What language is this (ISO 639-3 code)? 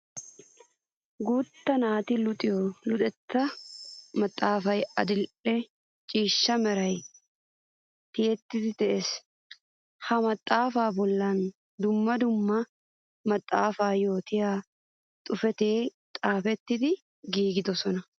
wal